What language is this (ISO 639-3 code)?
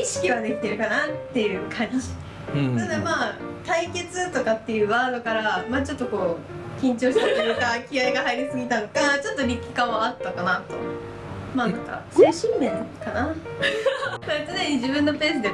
jpn